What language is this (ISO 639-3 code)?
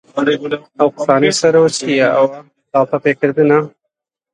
ckb